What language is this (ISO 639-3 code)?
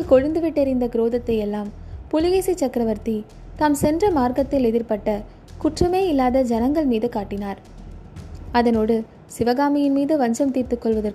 tam